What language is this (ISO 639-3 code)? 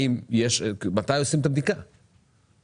heb